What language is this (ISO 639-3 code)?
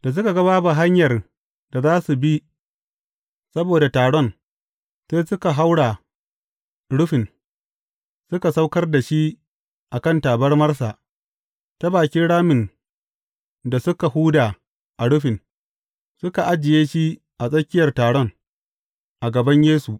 hau